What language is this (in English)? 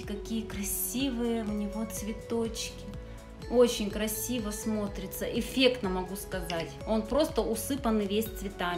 Russian